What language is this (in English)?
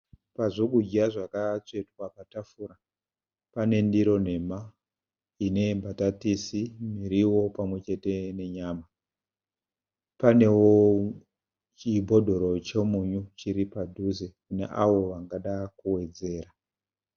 Shona